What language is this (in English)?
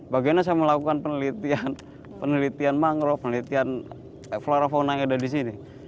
Indonesian